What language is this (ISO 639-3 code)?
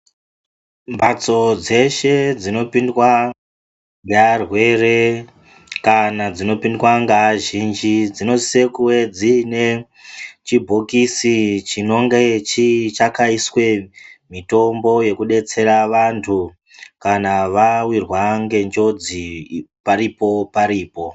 ndc